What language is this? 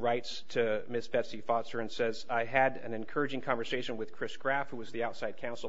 English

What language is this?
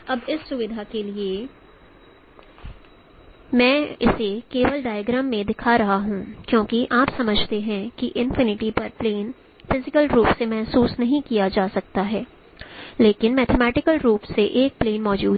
Hindi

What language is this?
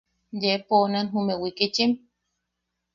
Yaqui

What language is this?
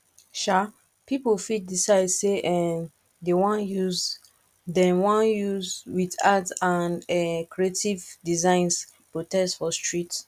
Nigerian Pidgin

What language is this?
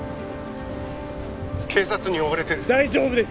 Japanese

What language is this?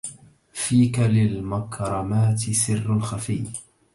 Arabic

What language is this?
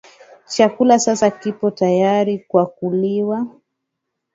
Swahili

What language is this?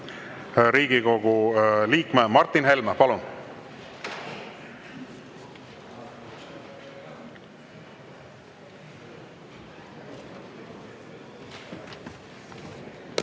Estonian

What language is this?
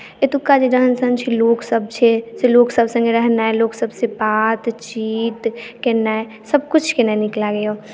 Maithili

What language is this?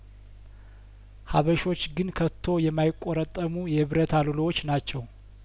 Amharic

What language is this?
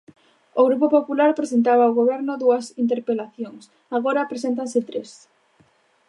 Galician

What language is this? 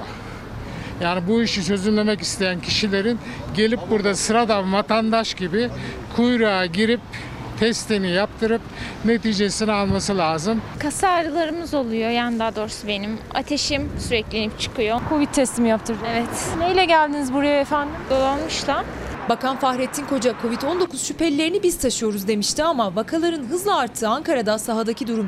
Turkish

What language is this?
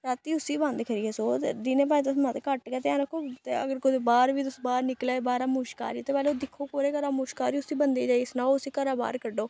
Dogri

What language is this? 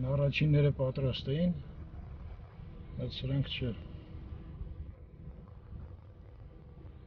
Turkish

